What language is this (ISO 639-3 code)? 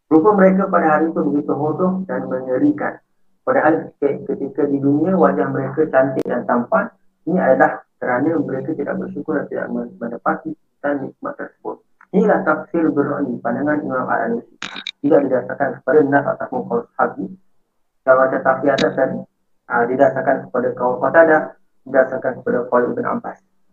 msa